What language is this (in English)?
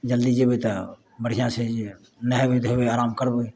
Maithili